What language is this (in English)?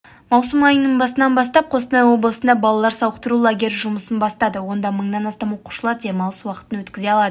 Kazakh